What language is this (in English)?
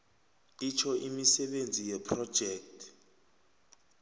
South Ndebele